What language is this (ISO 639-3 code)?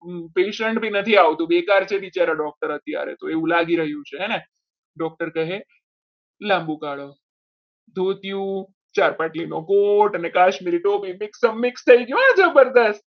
guj